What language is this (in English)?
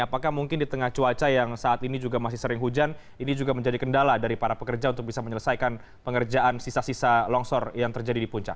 Indonesian